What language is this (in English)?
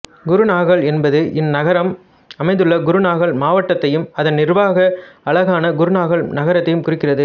Tamil